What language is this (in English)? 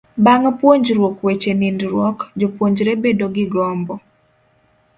Luo (Kenya and Tanzania)